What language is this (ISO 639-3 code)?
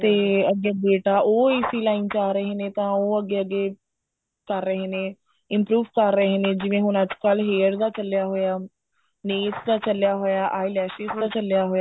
pan